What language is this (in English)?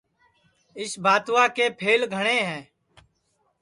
Sansi